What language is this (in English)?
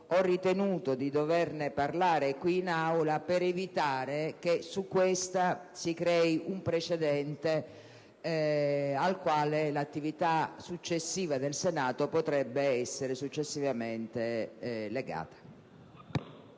Italian